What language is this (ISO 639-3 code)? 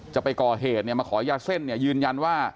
tha